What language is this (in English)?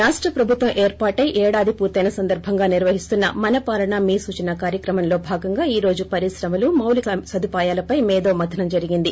Telugu